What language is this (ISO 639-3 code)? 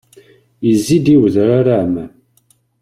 kab